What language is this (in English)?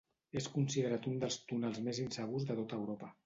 Catalan